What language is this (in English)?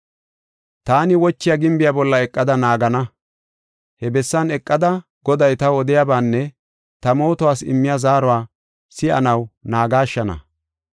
Gofa